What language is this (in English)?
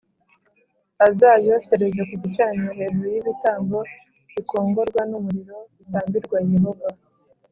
Kinyarwanda